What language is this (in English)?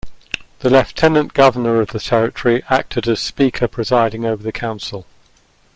English